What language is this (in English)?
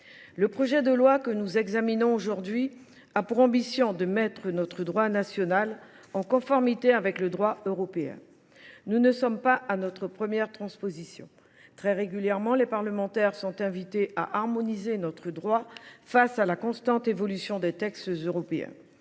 French